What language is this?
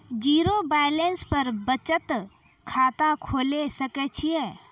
Maithili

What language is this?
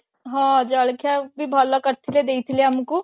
Odia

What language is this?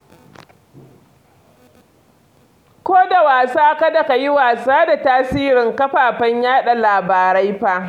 Hausa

